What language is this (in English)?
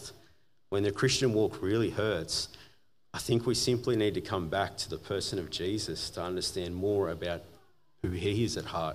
English